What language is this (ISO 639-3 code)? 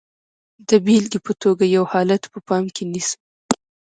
pus